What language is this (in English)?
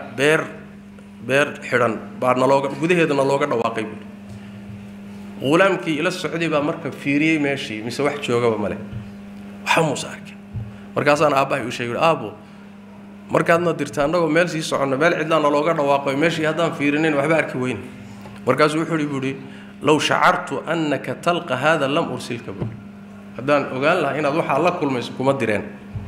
Arabic